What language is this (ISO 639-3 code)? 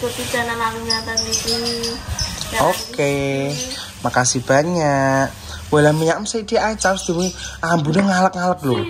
ind